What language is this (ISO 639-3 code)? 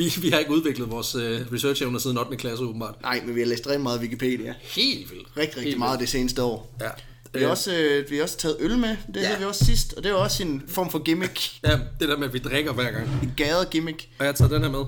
dan